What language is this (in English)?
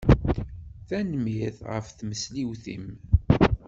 Kabyle